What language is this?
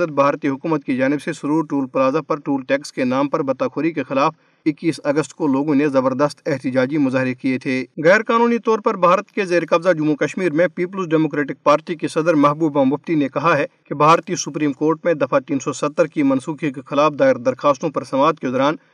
Urdu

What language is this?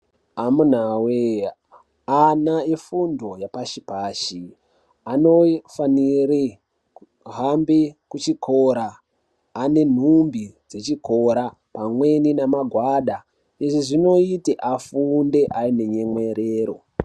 Ndau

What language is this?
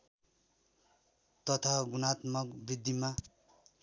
Nepali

